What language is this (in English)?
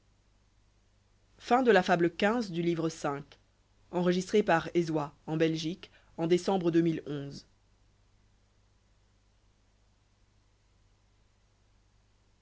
French